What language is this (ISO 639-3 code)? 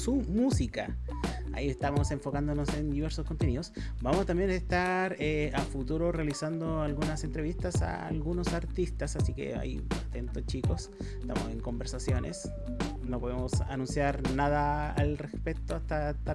spa